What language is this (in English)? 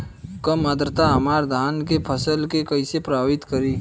Bhojpuri